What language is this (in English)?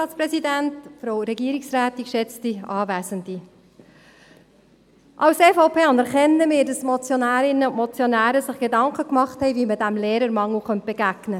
Swiss German